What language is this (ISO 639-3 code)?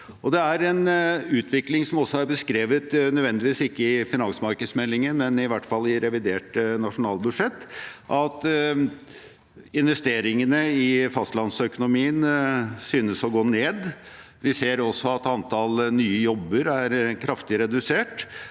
nor